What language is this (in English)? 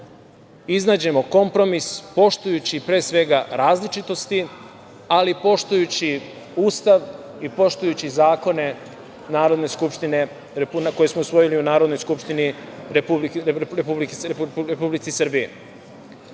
Serbian